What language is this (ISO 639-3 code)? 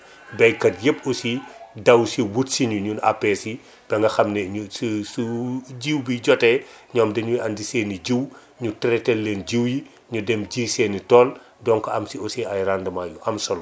wol